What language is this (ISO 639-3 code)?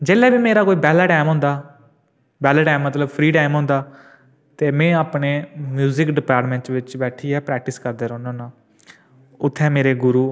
doi